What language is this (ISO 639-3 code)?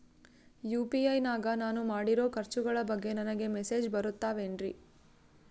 kan